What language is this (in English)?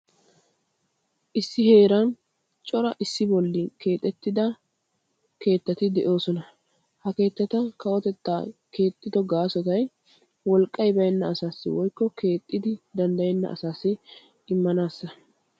Wolaytta